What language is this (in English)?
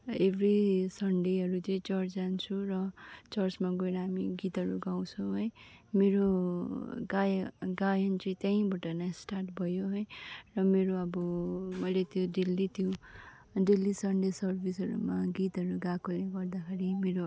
Nepali